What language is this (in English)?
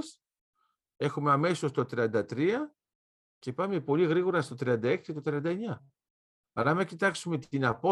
Greek